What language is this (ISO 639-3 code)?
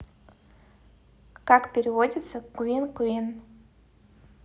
rus